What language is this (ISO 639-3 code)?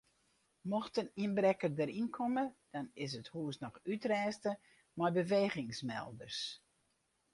fry